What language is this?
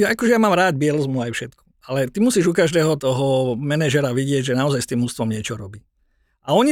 Slovak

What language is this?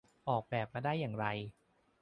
Thai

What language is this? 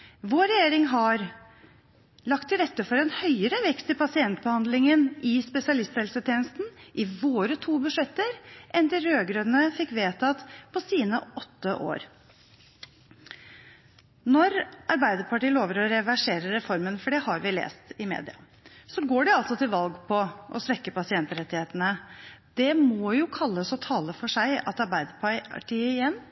Norwegian Bokmål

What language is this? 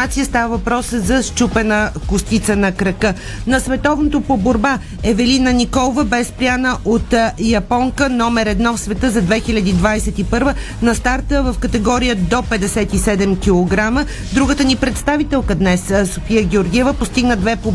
Bulgarian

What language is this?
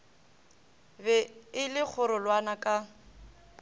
Northern Sotho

